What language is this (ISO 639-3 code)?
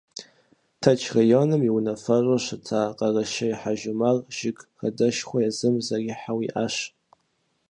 kbd